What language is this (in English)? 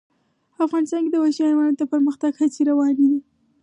Pashto